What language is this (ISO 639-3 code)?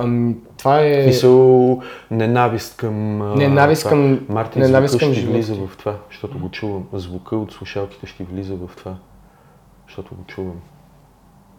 bul